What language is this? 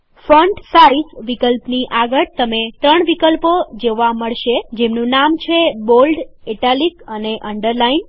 Gujarati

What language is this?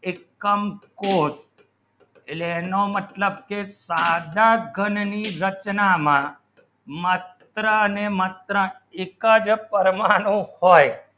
Gujarati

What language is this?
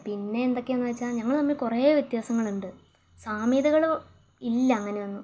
Malayalam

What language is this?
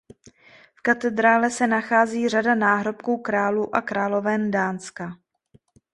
Czech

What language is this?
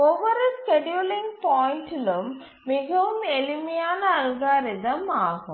Tamil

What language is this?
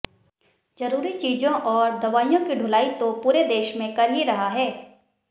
Hindi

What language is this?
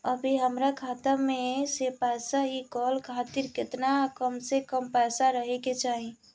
Bhojpuri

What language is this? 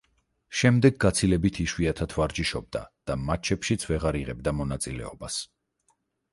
Georgian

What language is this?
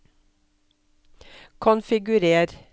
Norwegian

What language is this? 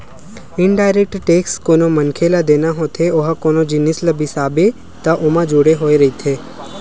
Chhattisgarhi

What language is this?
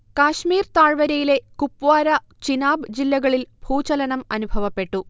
Malayalam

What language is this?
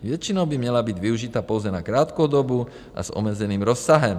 Czech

